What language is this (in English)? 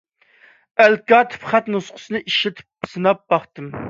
Uyghur